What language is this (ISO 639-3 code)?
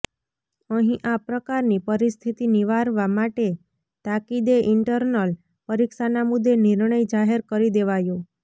guj